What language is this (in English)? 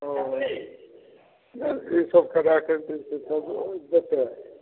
Maithili